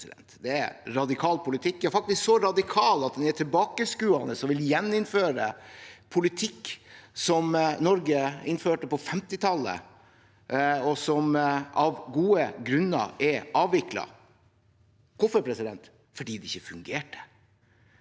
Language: Norwegian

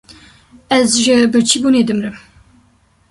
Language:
Kurdish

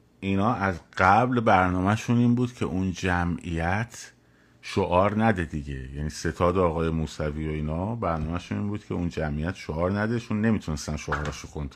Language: Persian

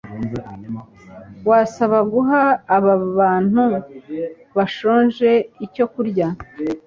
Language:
Kinyarwanda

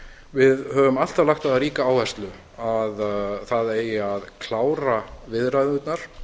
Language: Icelandic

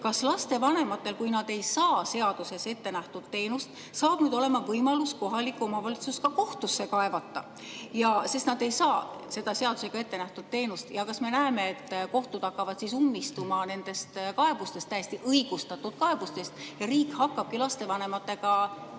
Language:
Estonian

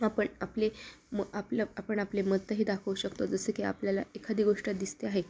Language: Marathi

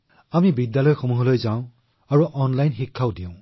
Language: Assamese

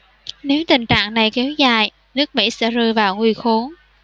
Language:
Vietnamese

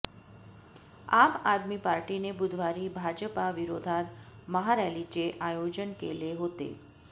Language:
Marathi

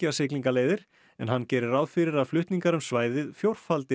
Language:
Icelandic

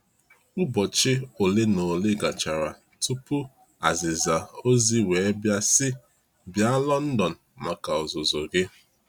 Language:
Igbo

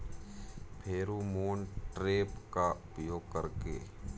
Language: Bhojpuri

